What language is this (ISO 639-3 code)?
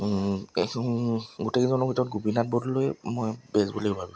asm